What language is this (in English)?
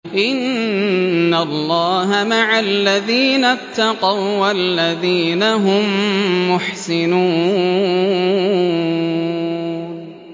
Arabic